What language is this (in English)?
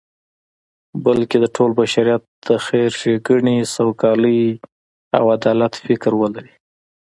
Pashto